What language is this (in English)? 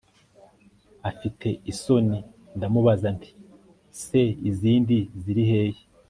Kinyarwanda